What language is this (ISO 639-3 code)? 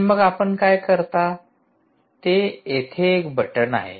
mar